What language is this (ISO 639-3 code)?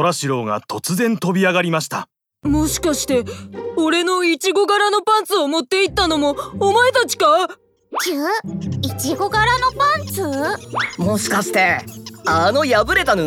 jpn